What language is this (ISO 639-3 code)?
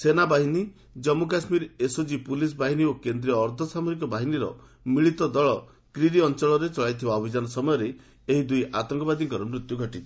ori